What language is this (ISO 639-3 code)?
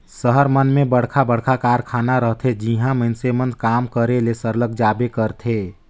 hne